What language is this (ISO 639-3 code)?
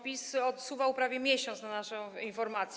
pol